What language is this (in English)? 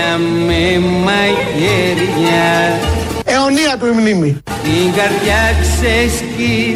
Greek